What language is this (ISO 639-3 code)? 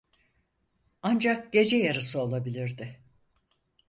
tur